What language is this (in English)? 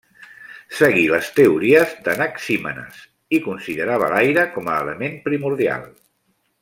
Catalan